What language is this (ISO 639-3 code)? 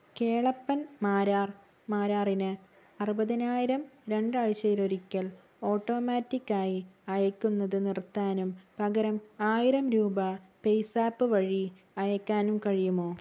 mal